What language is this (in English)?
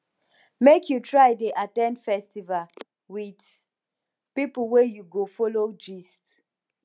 Nigerian Pidgin